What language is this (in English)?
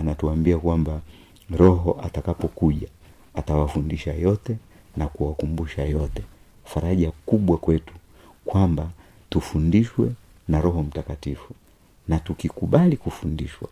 Swahili